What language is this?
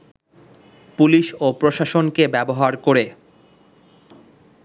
Bangla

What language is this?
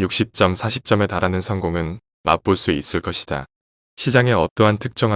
Korean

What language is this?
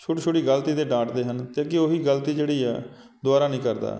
Punjabi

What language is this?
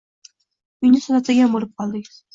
Uzbek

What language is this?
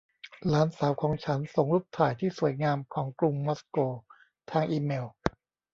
Thai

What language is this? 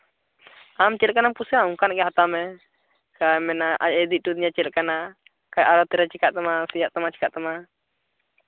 Santali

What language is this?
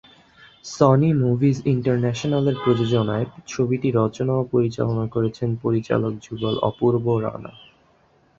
Bangla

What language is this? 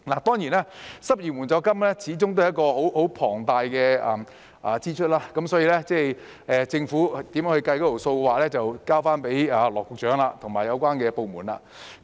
Cantonese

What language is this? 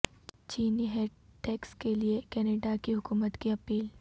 Urdu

